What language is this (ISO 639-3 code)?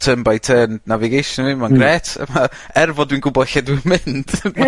cym